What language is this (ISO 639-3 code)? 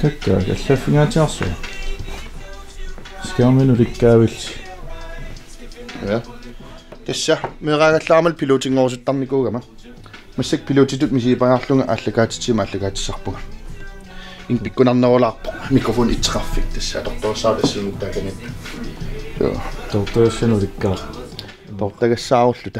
fra